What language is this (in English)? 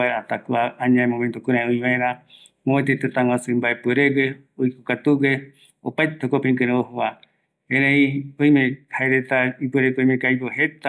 Eastern Bolivian Guaraní